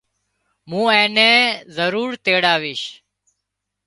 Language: Wadiyara Koli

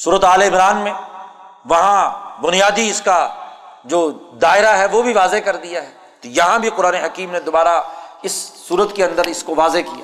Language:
Urdu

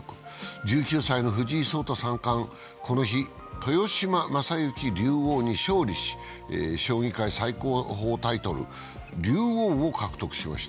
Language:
Japanese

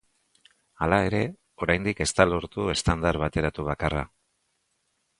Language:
Basque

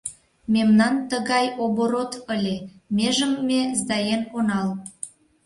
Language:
Mari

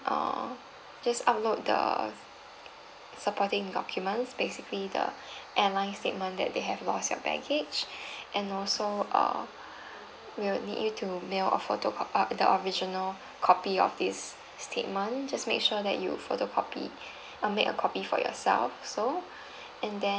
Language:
English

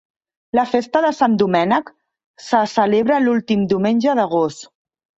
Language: Catalan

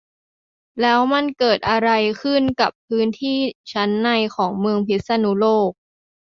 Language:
Thai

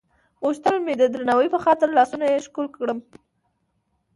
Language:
Pashto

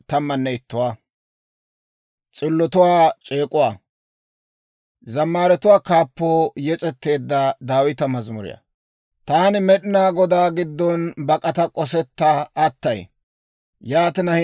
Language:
Dawro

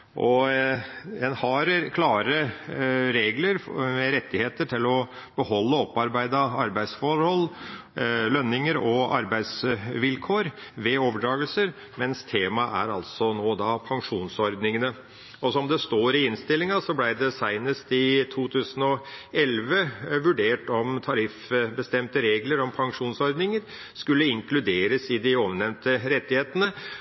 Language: Norwegian Bokmål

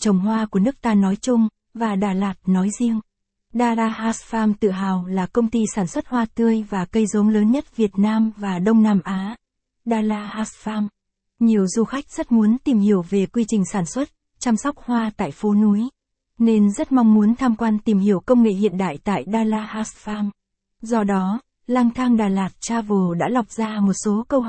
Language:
Vietnamese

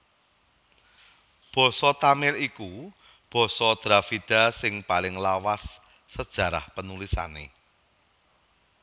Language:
Javanese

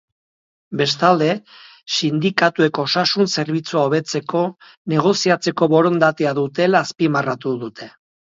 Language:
Basque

